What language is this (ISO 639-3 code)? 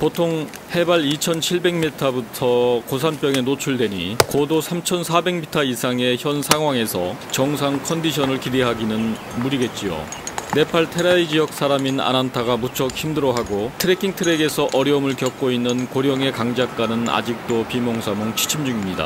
kor